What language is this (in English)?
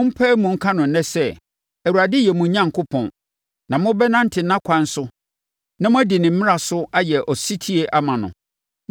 Akan